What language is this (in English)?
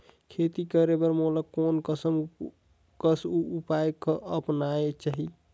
Chhattisgarhi